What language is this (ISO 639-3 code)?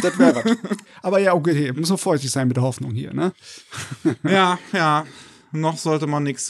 deu